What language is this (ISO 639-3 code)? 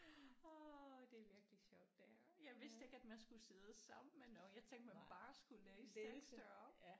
dan